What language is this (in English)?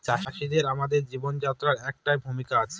Bangla